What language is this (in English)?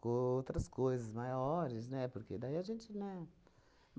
Portuguese